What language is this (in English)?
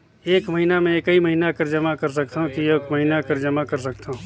Chhattisgarhi